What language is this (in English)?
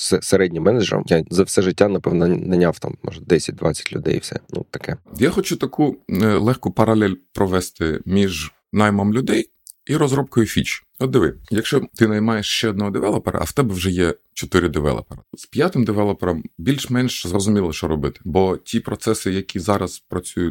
Ukrainian